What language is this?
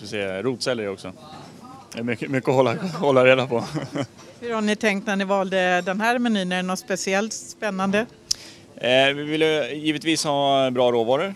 Swedish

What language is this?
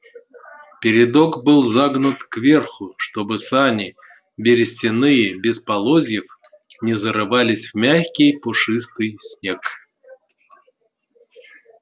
Russian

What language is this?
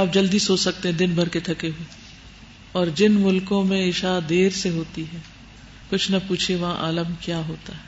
Urdu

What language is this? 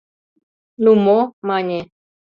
Mari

